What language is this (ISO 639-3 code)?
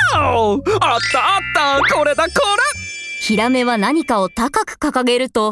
jpn